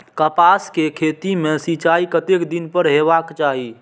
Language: Maithili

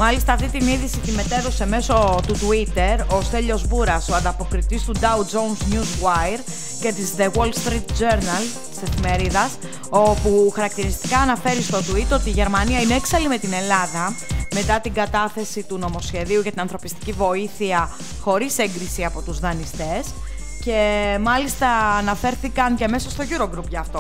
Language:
Greek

